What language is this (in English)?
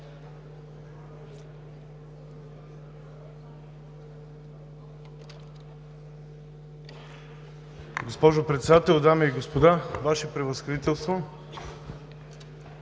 Bulgarian